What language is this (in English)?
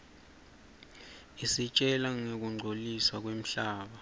Swati